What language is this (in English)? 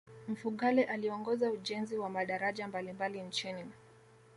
Swahili